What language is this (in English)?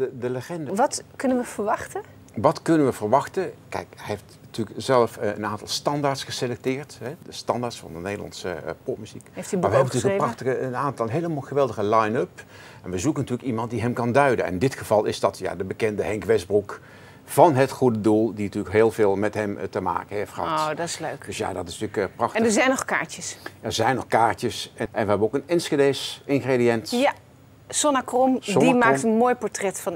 Dutch